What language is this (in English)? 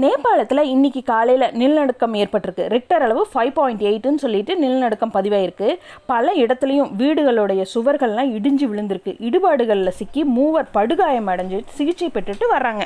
Tamil